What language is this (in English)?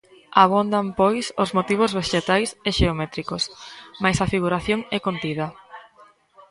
Galician